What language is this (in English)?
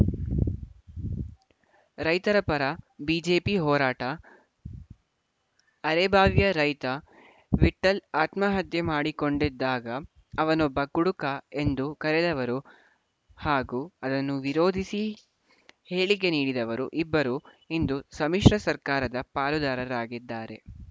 Kannada